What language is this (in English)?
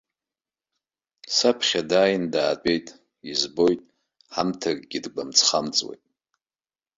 Abkhazian